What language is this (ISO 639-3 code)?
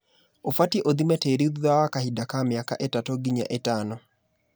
kik